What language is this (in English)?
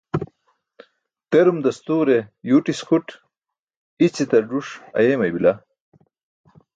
Burushaski